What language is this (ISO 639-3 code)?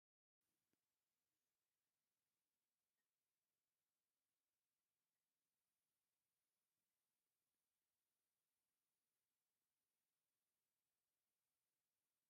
tir